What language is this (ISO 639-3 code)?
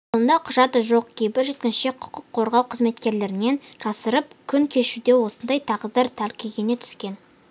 kaz